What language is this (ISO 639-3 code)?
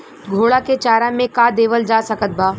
bho